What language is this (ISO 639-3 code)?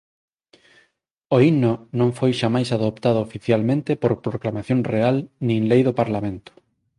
glg